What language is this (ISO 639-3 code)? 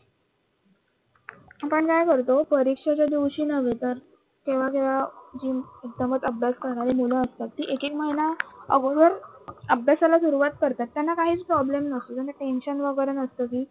mar